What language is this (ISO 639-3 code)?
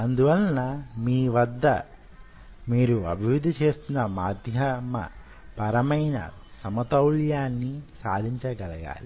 tel